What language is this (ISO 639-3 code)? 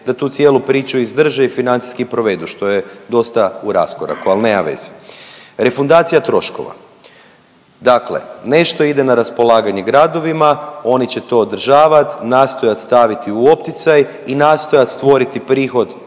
hrv